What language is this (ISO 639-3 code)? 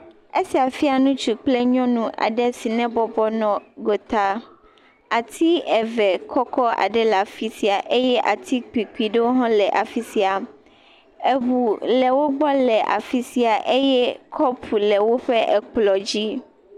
ewe